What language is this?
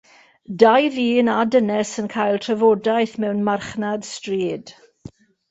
Welsh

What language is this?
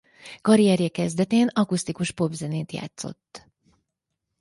Hungarian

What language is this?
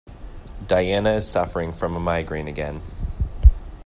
English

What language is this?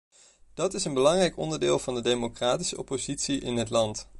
Dutch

